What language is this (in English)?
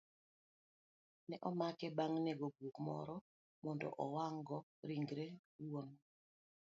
Luo (Kenya and Tanzania)